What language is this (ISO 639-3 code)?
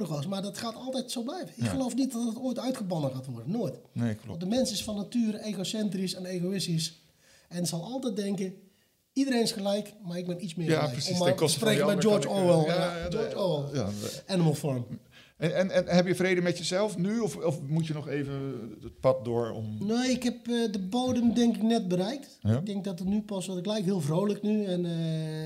nld